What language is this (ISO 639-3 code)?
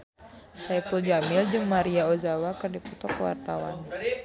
sun